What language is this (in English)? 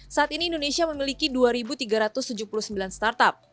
Indonesian